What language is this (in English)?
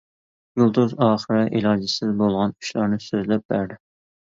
Uyghur